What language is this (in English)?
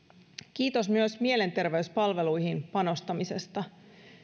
Finnish